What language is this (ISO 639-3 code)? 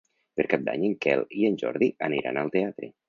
cat